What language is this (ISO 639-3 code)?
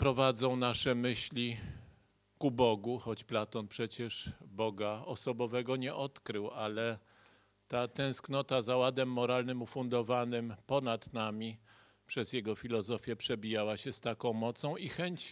pol